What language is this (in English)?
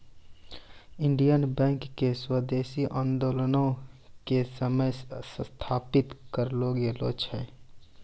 Maithili